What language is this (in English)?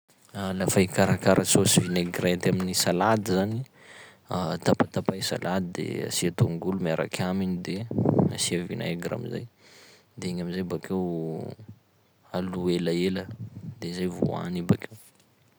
Sakalava Malagasy